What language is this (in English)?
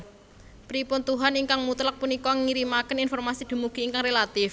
Javanese